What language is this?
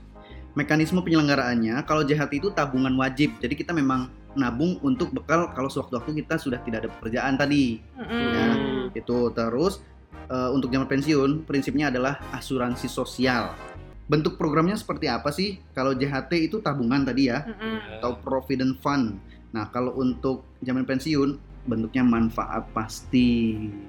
Indonesian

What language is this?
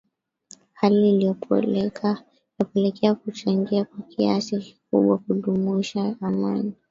Swahili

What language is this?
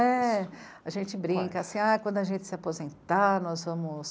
Portuguese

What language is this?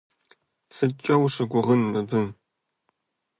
Kabardian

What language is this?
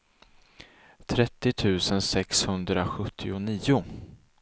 Swedish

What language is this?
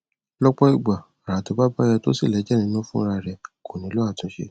Yoruba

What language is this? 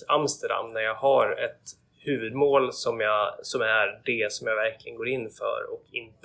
Swedish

